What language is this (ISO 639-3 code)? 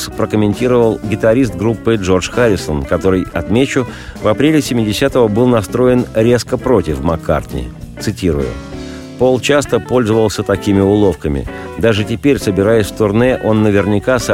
rus